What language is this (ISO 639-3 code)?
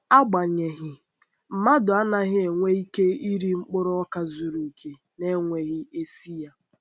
ibo